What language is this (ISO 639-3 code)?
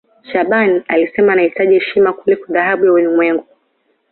swa